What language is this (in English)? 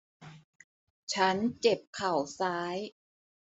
Thai